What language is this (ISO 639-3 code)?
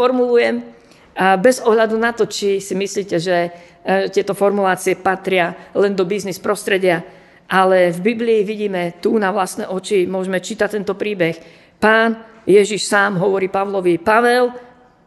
slk